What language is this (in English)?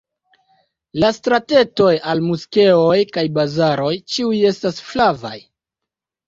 Esperanto